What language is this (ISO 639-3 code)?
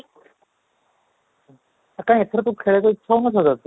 ori